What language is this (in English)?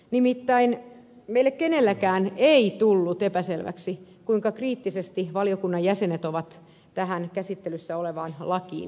Finnish